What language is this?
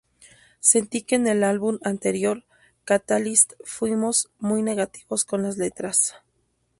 Spanish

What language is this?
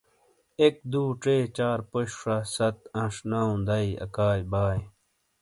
Shina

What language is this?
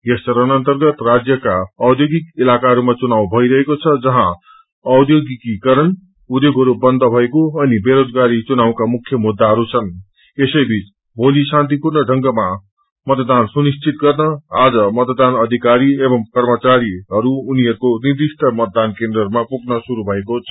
Nepali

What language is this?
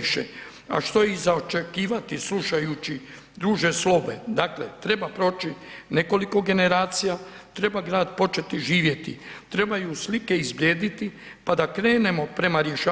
Croatian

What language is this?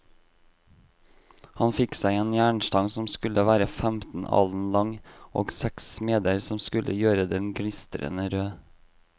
Norwegian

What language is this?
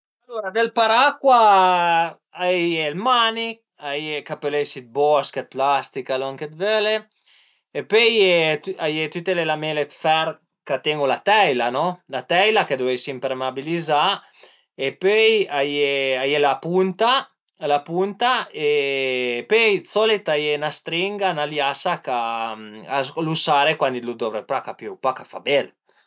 Piedmontese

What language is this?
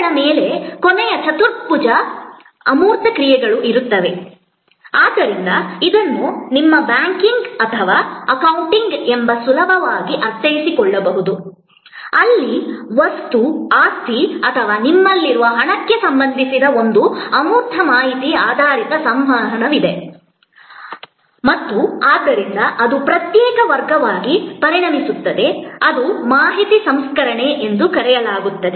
Kannada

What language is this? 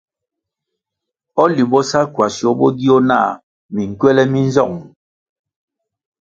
Kwasio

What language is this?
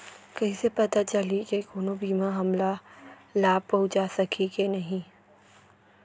Chhattisgarhi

